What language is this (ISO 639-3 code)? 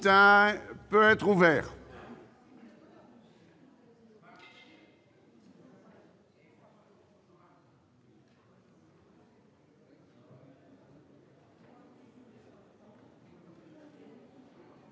fra